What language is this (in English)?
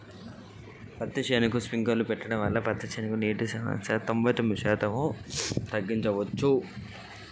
Telugu